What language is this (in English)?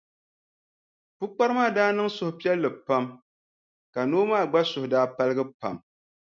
Dagbani